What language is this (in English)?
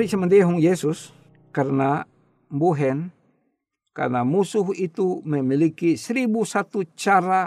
Indonesian